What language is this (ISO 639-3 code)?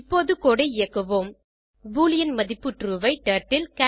tam